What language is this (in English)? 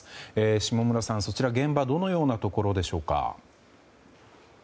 Japanese